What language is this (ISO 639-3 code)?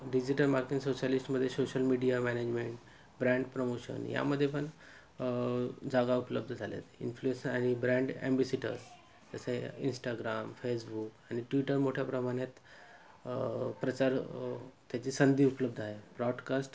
mar